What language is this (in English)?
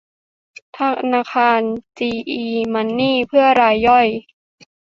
Thai